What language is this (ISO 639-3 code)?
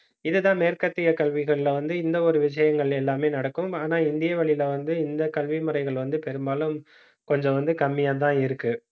tam